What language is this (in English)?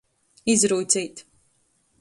Latgalian